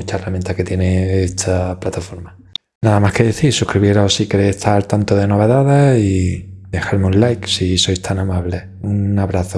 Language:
Spanish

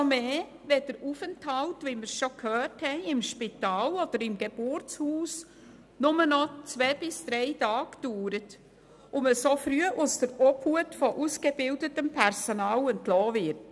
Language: Swiss German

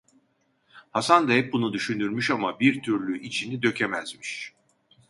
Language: Turkish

